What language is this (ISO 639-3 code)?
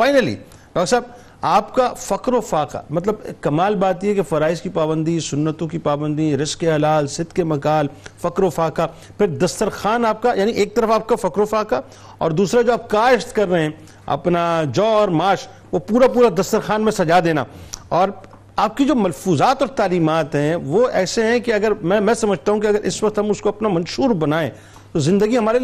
urd